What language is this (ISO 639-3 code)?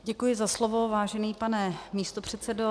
ces